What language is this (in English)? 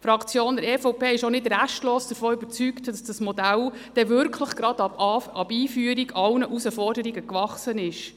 Swiss German